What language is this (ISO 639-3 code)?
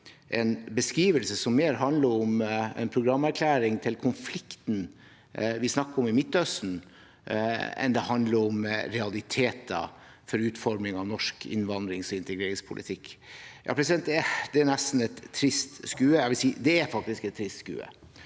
nor